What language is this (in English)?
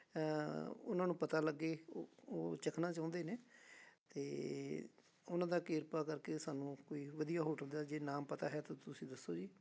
Punjabi